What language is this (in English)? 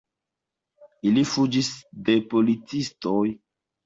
Esperanto